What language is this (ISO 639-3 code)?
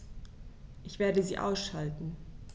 deu